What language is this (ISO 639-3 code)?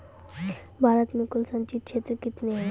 mai